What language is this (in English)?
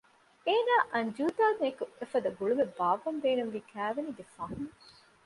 Divehi